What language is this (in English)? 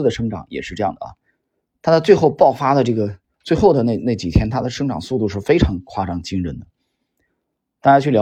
Chinese